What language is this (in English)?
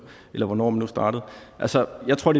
Danish